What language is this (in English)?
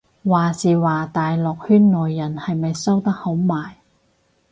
Cantonese